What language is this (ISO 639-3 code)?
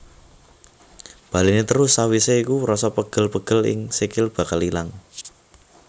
jav